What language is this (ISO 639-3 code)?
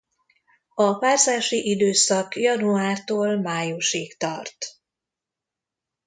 hun